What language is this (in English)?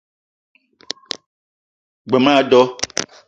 Eton (Cameroon)